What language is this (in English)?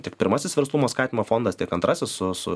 Lithuanian